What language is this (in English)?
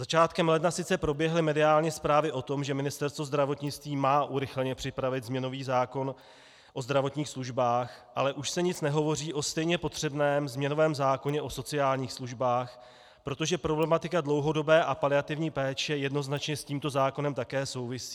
Czech